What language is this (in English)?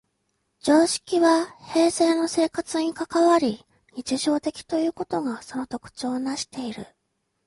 Japanese